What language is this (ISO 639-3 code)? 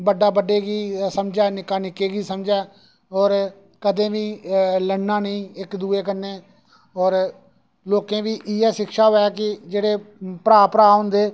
doi